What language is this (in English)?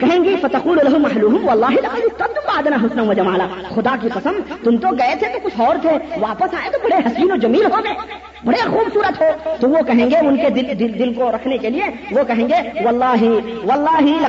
Urdu